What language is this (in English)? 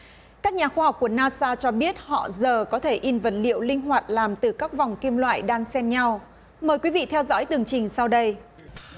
Vietnamese